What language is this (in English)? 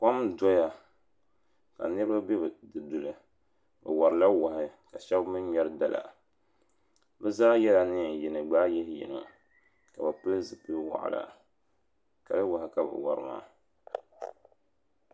Dagbani